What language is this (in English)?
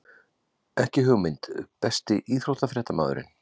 Icelandic